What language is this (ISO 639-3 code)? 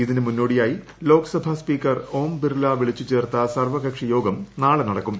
mal